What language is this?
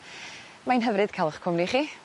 Welsh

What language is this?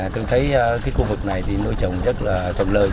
Vietnamese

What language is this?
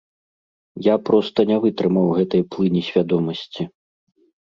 Belarusian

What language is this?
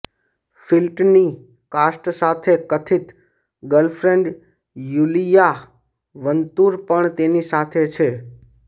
Gujarati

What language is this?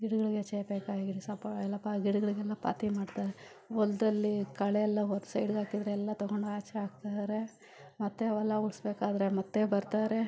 Kannada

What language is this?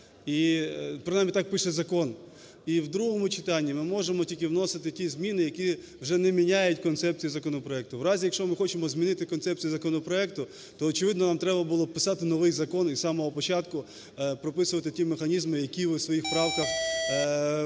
Ukrainian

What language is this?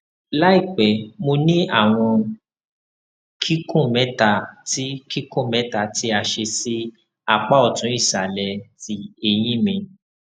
Yoruba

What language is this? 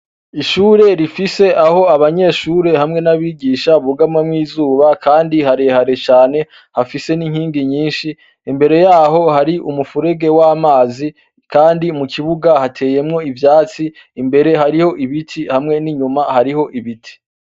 Rundi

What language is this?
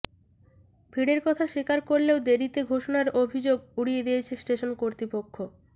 Bangla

